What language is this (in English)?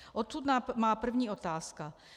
Czech